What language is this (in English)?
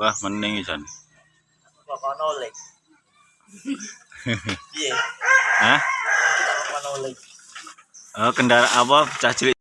Indonesian